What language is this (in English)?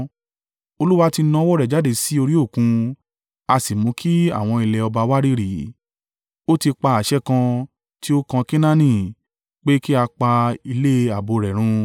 Yoruba